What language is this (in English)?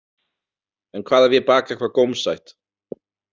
Icelandic